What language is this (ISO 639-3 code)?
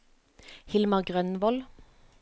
nor